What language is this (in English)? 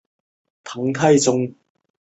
Chinese